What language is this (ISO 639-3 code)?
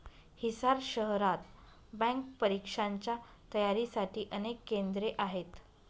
mar